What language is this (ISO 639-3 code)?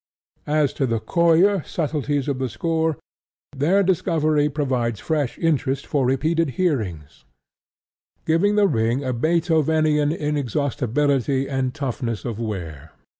eng